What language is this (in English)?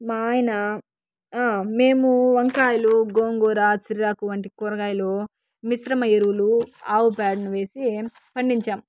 Telugu